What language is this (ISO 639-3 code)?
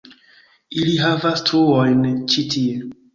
epo